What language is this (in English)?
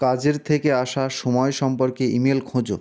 Bangla